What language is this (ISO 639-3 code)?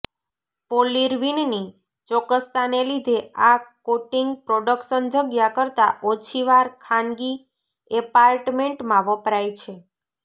guj